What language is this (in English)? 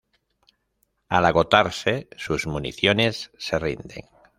Spanish